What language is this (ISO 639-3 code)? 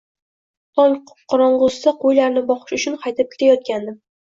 uzb